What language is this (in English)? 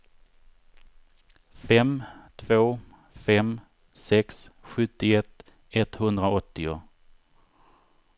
Swedish